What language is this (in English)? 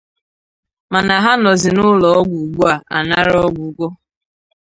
Igbo